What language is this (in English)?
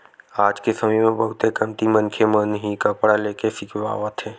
Chhattisgarhi